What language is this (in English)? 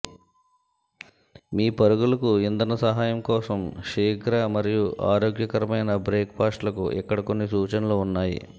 Telugu